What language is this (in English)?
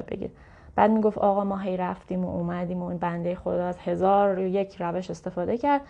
Persian